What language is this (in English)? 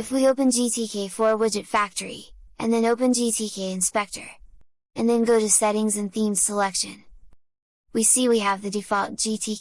English